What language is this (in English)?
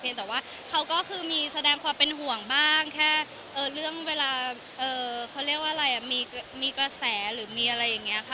Thai